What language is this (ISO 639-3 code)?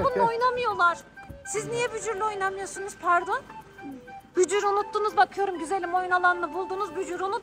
tur